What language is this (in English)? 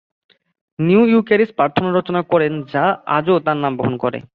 Bangla